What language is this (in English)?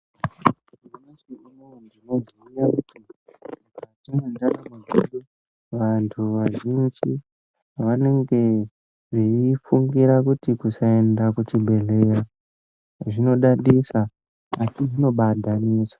Ndau